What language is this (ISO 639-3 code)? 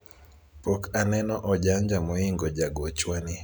luo